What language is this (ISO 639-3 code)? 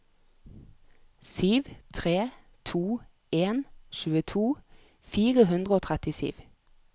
nor